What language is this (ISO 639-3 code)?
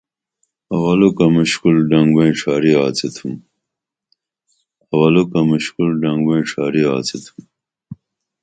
dml